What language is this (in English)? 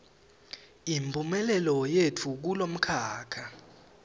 Swati